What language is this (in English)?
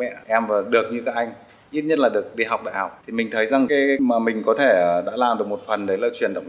Vietnamese